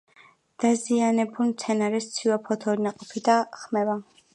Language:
Georgian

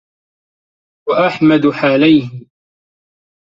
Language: Arabic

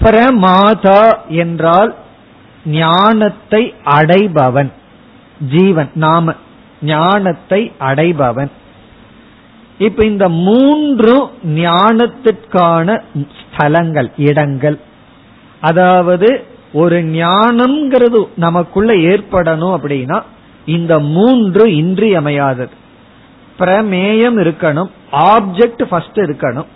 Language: Tamil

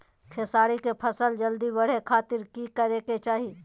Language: Magahi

